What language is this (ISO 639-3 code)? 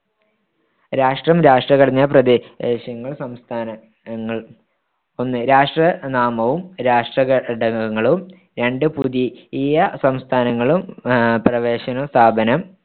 mal